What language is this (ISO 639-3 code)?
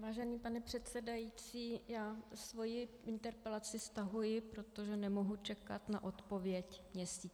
ces